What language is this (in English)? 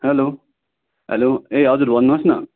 Nepali